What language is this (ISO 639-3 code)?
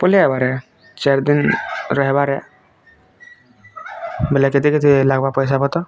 ori